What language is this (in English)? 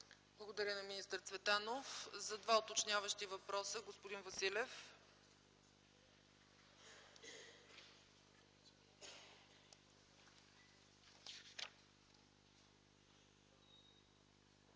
Bulgarian